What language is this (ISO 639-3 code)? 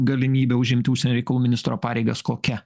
lit